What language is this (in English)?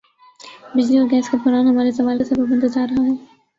Urdu